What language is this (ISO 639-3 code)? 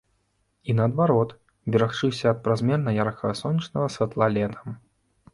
bel